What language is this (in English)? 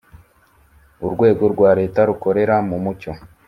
Kinyarwanda